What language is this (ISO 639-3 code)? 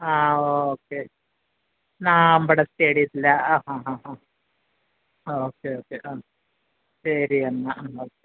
mal